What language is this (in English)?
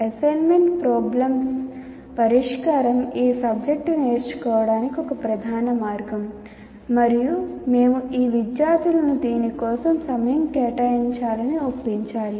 Telugu